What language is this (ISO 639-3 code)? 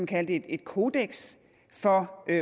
dan